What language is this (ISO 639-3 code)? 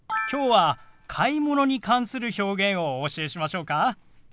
jpn